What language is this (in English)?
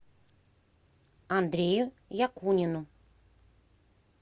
Russian